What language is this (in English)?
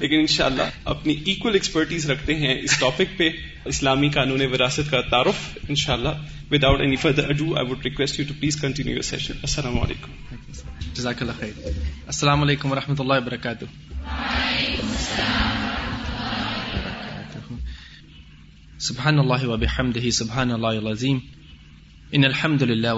Urdu